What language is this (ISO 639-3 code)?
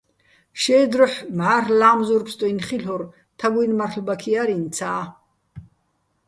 bbl